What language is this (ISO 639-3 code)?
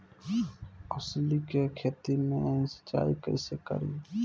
bho